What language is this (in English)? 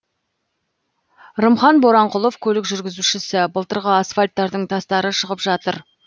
Kazakh